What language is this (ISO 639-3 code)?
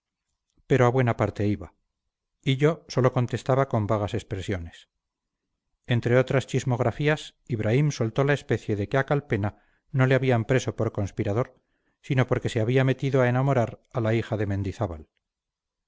spa